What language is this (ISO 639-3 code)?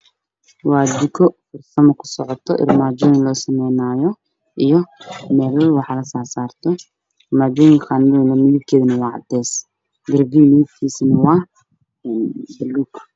som